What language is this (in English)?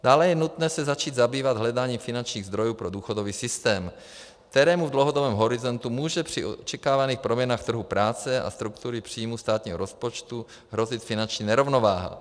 Czech